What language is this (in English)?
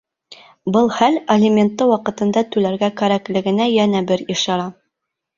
Bashkir